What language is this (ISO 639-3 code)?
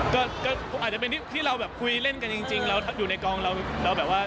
tha